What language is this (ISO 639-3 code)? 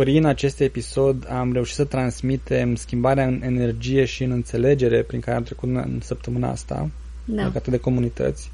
ron